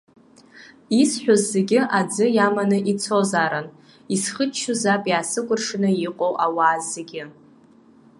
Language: Abkhazian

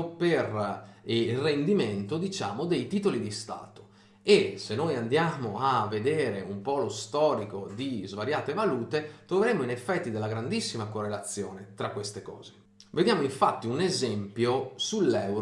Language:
Italian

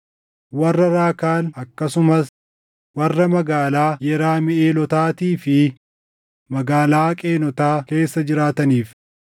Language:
Oromo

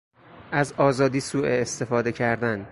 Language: Persian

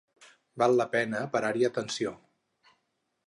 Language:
Catalan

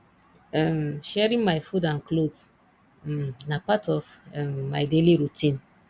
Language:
Nigerian Pidgin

